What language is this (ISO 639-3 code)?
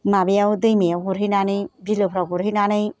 brx